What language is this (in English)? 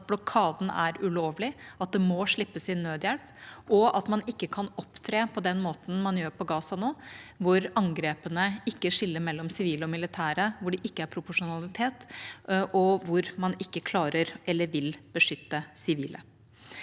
Norwegian